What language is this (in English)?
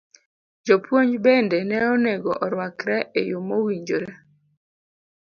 Luo (Kenya and Tanzania)